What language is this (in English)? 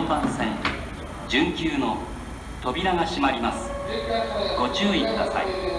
Japanese